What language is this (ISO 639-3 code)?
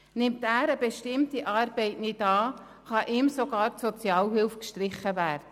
gsw